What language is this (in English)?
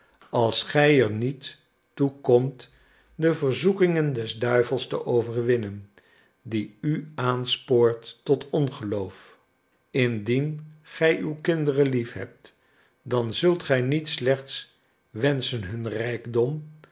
Dutch